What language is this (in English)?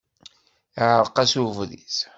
Kabyle